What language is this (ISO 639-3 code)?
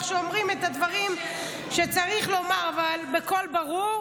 heb